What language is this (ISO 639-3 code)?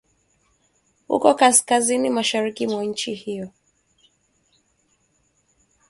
swa